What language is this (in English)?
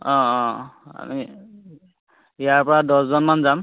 Assamese